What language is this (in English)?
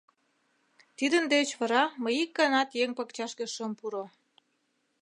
Mari